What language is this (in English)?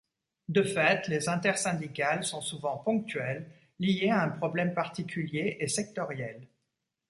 French